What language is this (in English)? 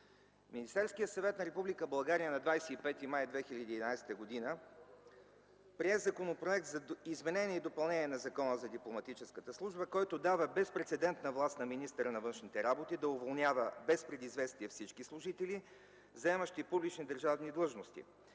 Bulgarian